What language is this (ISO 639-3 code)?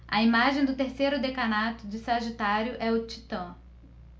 por